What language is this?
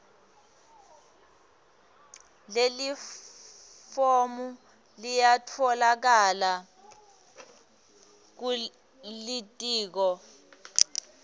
Swati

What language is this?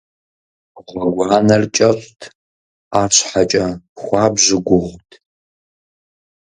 Kabardian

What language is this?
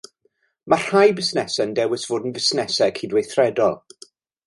Welsh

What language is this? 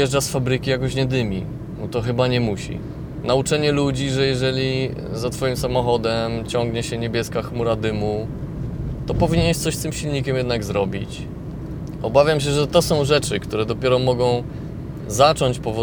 Polish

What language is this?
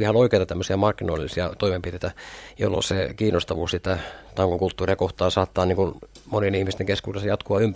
Finnish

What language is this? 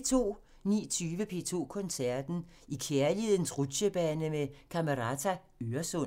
Danish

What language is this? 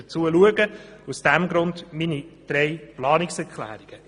Swiss German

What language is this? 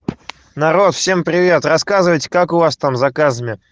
Russian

